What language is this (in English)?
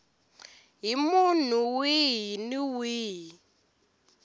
Tsonga